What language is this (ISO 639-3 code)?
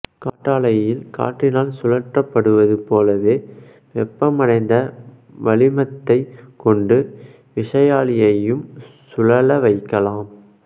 tam